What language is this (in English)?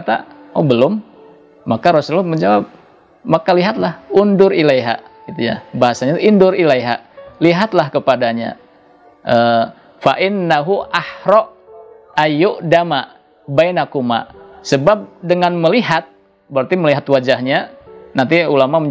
Indonesian